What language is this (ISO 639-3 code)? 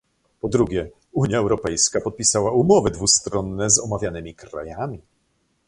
pol